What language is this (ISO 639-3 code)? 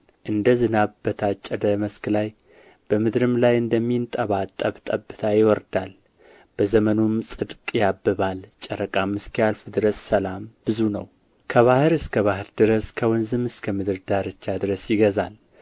amh